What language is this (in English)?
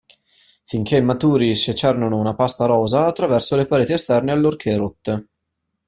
Italian